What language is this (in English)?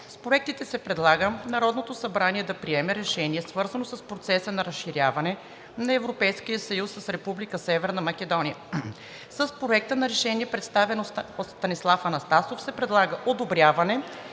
Bulgarian